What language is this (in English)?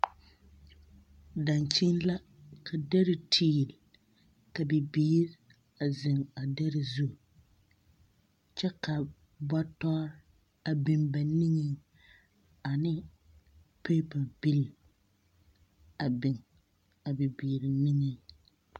Southern Dagaare